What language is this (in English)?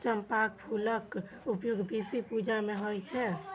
Maithili